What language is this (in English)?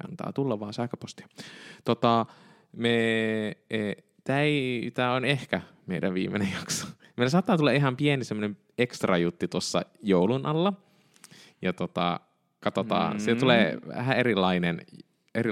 Finnish